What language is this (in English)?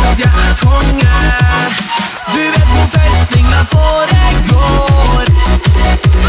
Polish